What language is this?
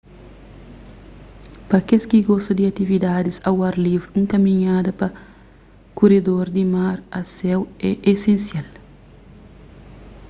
Kabuverdianu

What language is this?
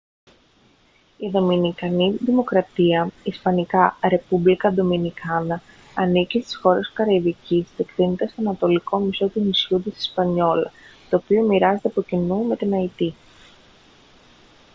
Greek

